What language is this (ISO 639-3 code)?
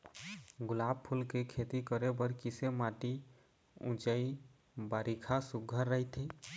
hne